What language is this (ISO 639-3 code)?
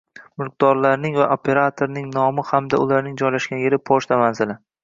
uzb